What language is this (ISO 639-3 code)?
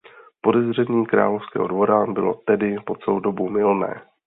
ces